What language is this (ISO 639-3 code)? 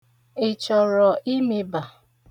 ibo